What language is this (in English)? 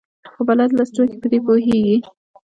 Pashto